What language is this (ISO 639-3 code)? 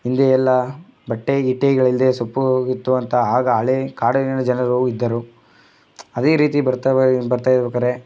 kan